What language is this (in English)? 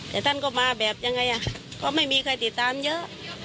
Thai